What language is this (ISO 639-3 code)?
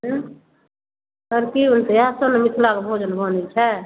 mai